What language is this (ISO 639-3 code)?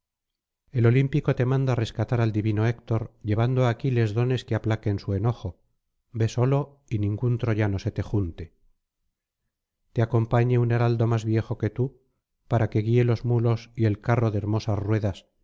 spa